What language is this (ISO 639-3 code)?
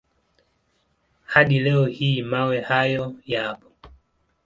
swa